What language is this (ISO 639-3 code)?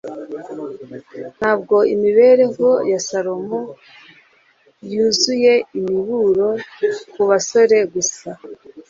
kin